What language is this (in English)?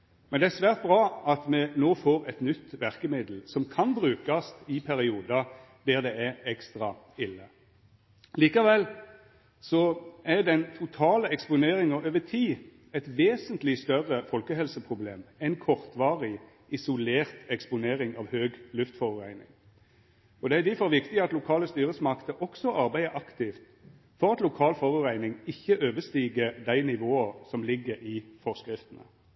Norwegian Nynorsk